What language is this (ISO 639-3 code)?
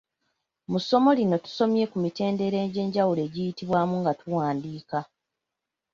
lug